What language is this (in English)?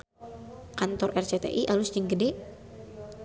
Sundanese